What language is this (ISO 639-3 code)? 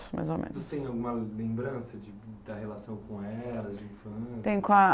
por